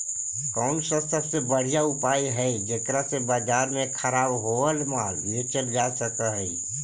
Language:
Magahi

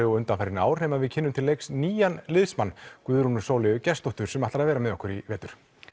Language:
Icelandic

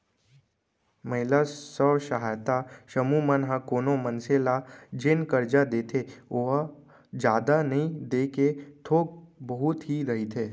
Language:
Chhattisgarhi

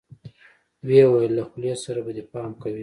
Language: Pashto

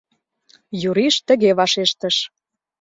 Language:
Mari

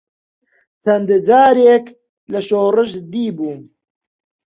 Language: Central Kurdish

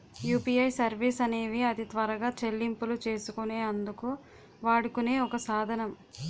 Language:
Telugu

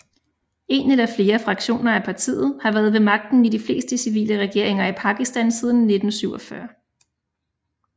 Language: Danish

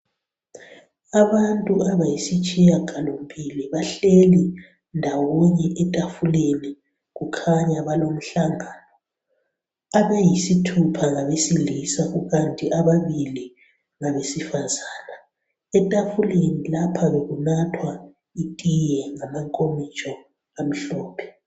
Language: North Ndebele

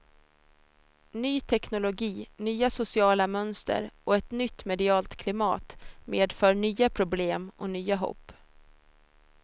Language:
Swedish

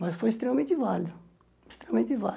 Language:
Portuguese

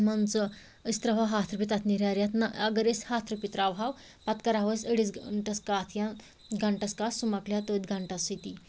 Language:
Kashmiri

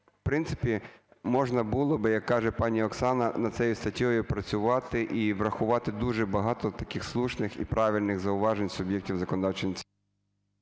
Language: Ukrainian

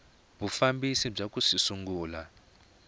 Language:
Tsonga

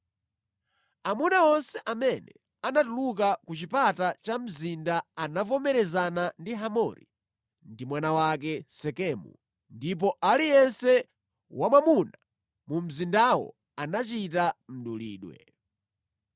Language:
Nyanja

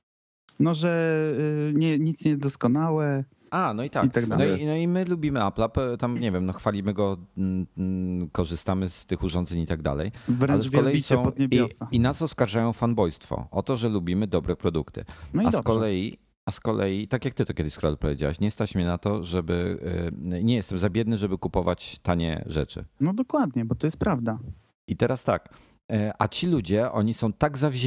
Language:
Polish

